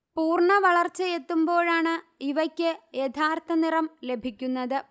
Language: Malayalam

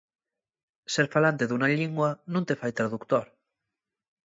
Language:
Asturian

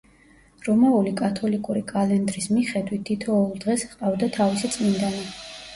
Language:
Georgian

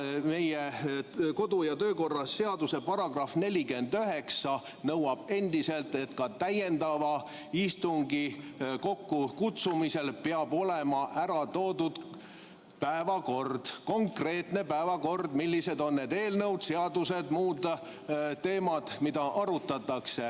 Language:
Estonian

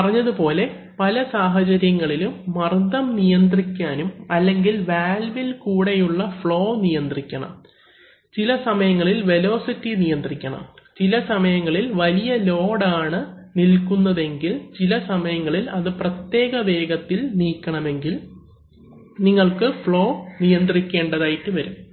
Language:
Malayalam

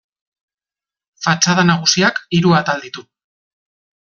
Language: Basque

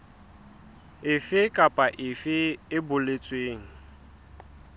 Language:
Southern Sotho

